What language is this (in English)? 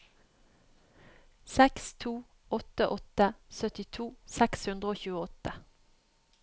Norwegian